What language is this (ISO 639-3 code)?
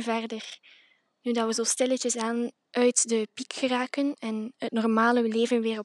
nld